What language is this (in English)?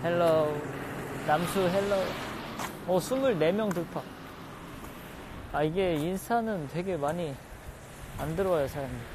Korean